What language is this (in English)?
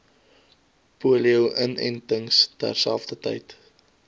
Afrikaans